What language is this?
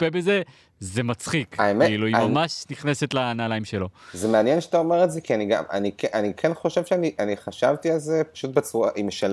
Hebrew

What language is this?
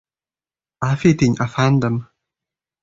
Uzbek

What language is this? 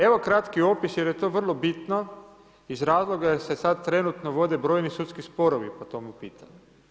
Croatian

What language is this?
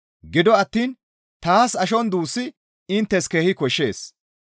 Gamo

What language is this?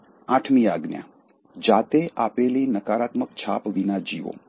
Gujarati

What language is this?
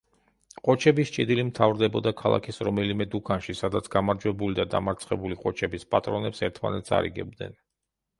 Georgian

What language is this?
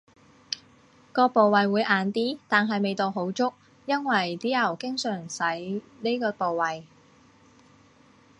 Cantonese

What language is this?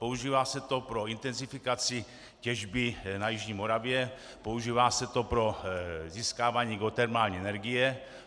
Czech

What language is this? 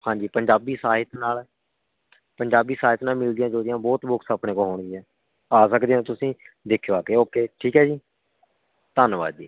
Punjabi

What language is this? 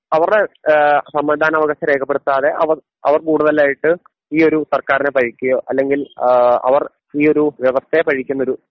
Malayalam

